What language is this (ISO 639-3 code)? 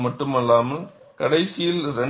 tam